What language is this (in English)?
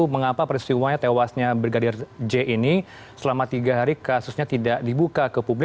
Indonesian